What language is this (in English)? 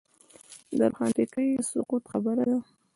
Pashto